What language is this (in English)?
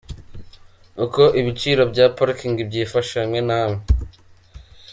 Kinyarwanda